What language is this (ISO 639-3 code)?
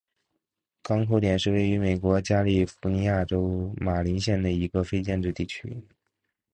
zho